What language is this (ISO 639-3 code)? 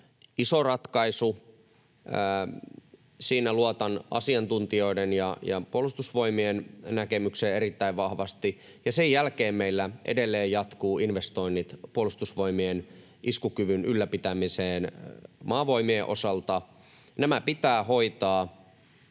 fin